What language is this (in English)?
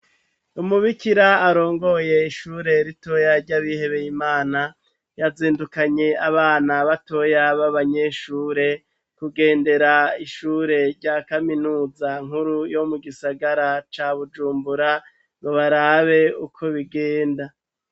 Rundi